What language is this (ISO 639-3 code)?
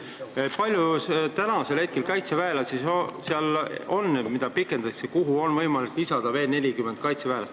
est